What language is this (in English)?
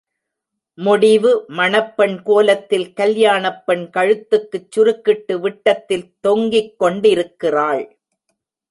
Tamil